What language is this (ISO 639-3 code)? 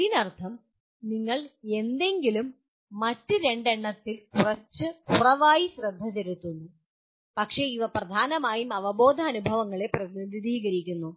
mal